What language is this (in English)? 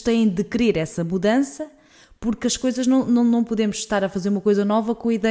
Portuguese